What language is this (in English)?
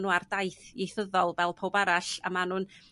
Welsh